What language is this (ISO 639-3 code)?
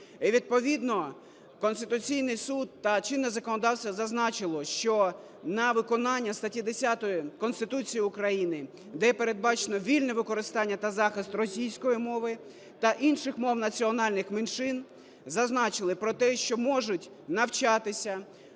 ukr